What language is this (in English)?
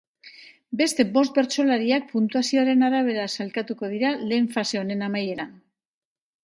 Basque